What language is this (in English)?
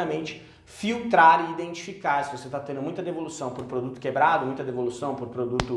Portuguese